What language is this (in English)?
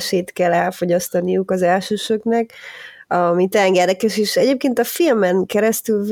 Hungarian